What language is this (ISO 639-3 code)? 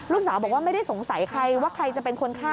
tha